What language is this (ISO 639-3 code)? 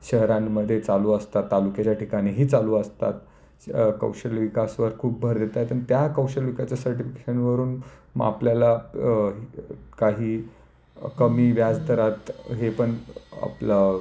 mar